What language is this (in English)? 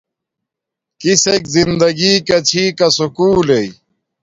Domaaki